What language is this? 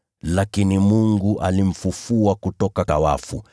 Swahili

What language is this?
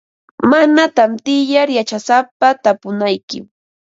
Ambo-Pasco Quechua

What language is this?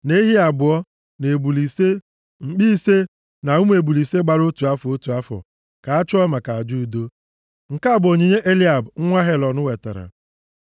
Igbo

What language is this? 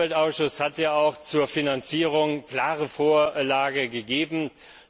German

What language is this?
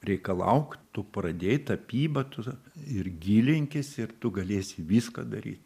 Lithuanian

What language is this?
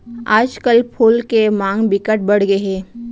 Chhattisgarhi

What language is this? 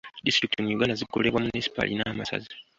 Ganda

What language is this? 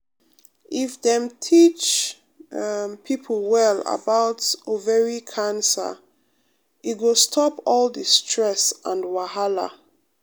Nigerian Pidgin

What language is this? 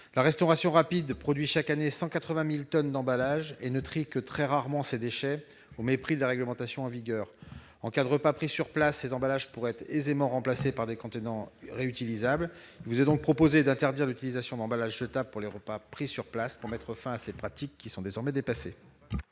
French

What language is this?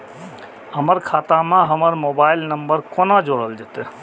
Maithili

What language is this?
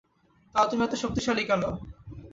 Bangla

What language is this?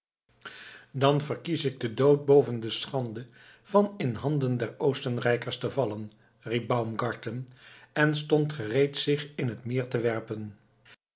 Dutch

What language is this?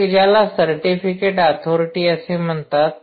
Marathi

